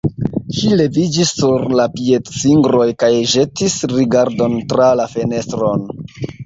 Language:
Esperanto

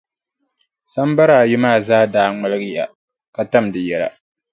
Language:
Dagbani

